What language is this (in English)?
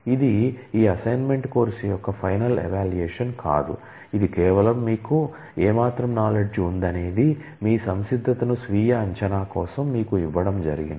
Telugu